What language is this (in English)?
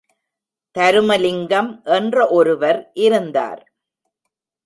Tamil